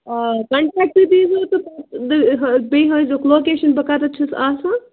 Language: Kashmiri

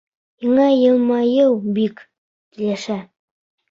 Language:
Bashkir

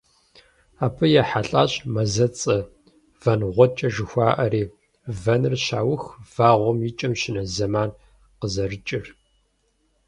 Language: Kabardian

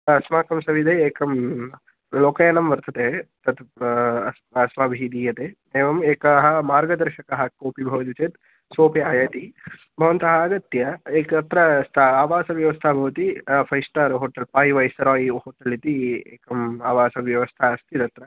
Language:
Sanskrit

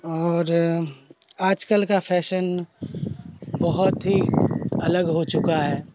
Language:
Urdu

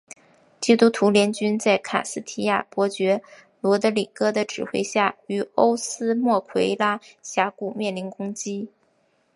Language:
Chinese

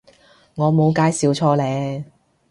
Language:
Cantonese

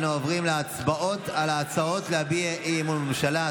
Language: Hebrew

